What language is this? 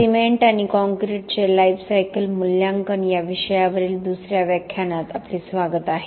Marathi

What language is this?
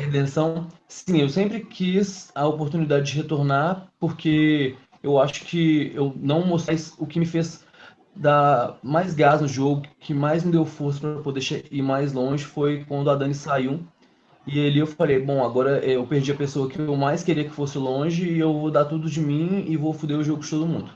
Portuguese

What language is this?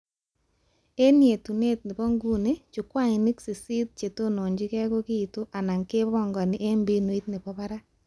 Kalenjin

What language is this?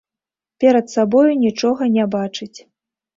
Belarusian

